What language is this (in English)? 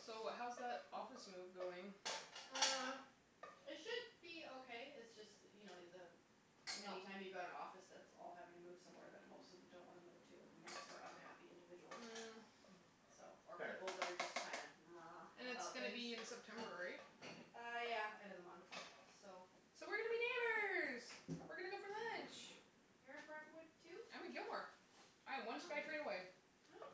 English